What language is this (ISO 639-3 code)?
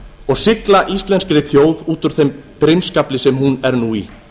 isl